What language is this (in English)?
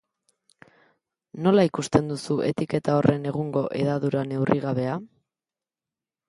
Basque